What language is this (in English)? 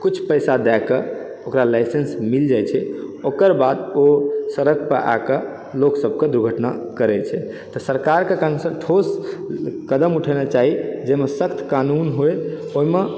Maithili